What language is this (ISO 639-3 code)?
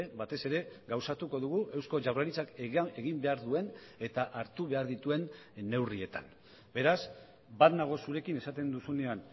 eus